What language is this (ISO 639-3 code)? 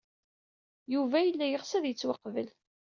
kab